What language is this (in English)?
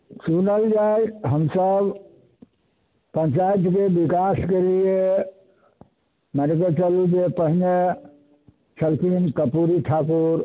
Maithili